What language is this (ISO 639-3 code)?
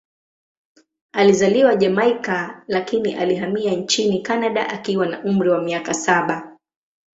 swa